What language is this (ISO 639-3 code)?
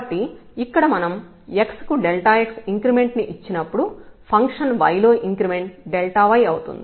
tel